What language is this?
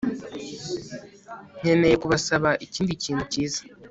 Kinyarwanda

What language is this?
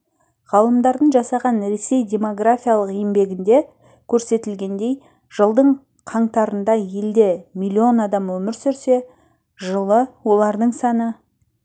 Kazakh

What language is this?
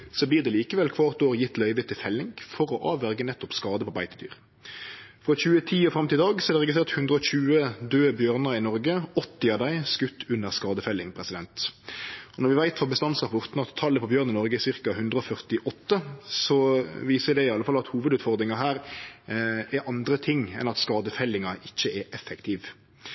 Norwegian Nynorsk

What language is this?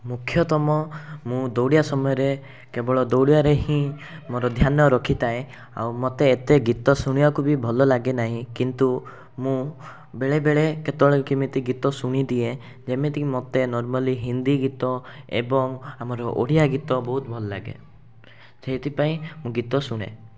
Odia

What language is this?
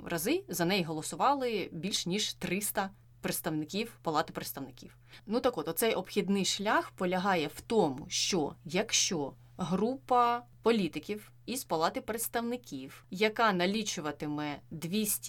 Ukrainian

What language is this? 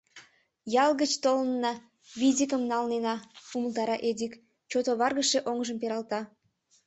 Mari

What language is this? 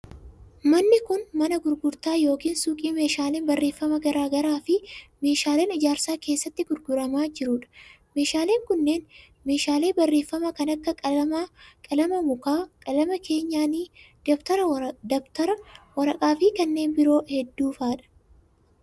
Oromo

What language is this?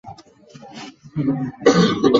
Chinese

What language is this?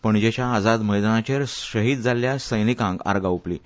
Konkani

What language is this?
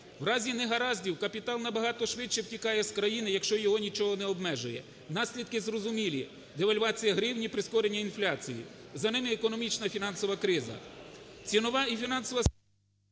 Ukrainian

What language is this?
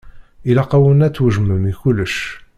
Kabyle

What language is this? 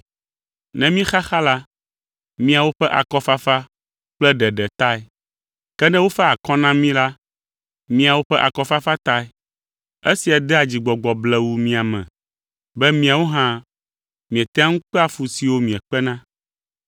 Ewe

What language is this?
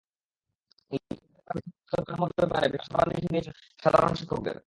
Bangla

